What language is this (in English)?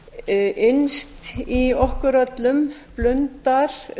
Icelandic